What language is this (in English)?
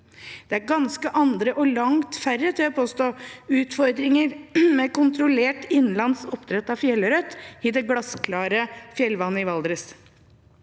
Norwegian